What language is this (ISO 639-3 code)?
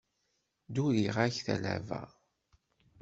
kab